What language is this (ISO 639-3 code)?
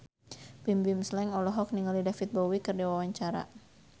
sun